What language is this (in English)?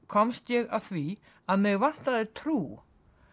Icelandic